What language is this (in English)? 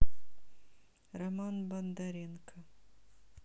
Russian